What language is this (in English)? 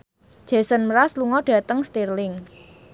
Javanese